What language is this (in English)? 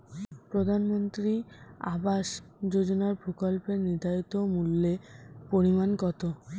Bangla